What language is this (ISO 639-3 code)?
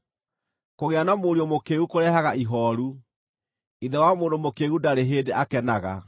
kik